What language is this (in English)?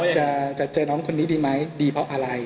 Thai